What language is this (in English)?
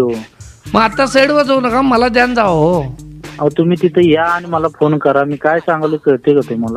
Romanian